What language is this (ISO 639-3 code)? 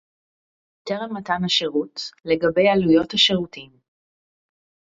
heb